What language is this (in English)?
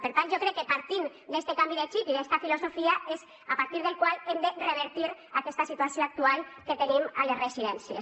Catalan